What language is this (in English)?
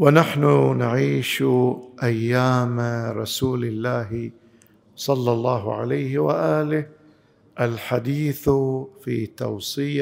Arabic